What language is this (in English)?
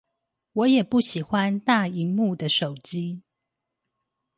Chinese